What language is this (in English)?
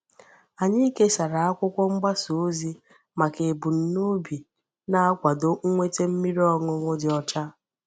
Igbo